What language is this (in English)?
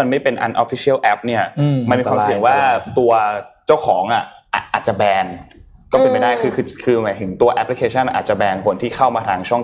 Thai